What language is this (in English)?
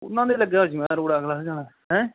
Punjabi